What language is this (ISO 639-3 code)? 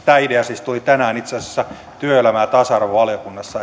fin